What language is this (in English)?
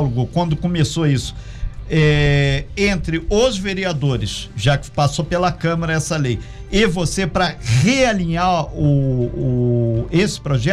Portuguese